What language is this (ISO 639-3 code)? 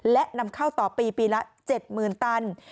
tha